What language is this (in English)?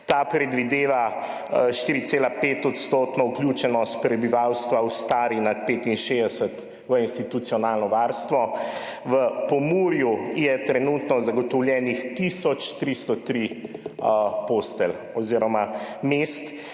Slovenian